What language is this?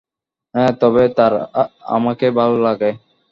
Bangla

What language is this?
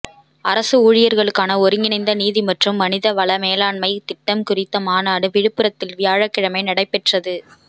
Tamil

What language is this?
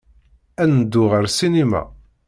Kabyle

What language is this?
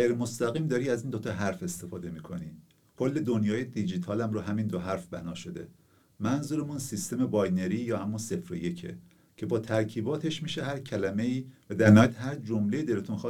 Persian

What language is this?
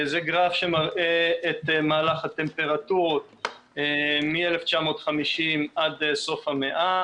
Hebrew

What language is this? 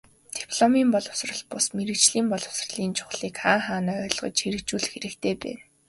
Mongolian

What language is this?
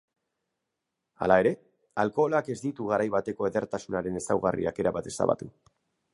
Basque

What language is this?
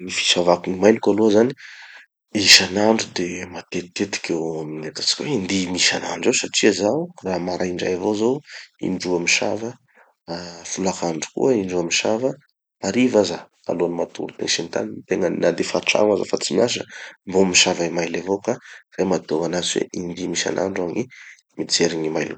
Tanosy Malagasy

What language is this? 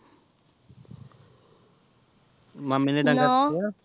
Punjabi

